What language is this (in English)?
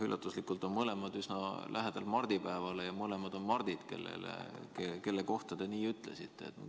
Estonian